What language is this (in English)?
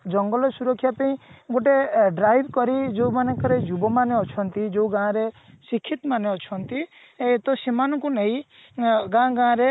Odia